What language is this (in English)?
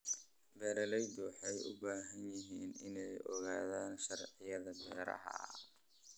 Somali